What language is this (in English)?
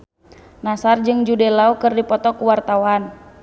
Sundanese